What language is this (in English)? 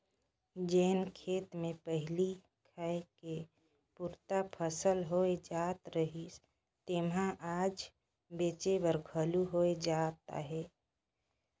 Chhattisgarhi